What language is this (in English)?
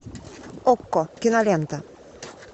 Russian